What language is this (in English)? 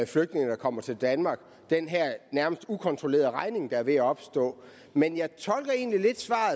Danish